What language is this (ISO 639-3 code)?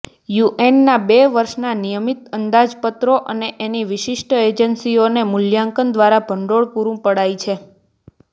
guj